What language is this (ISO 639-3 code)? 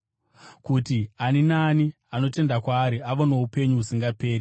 sna